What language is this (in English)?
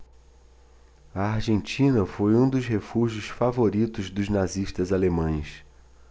Portuguese